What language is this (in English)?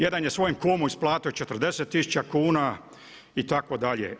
Croatian